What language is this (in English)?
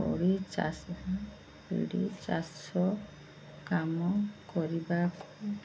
Odia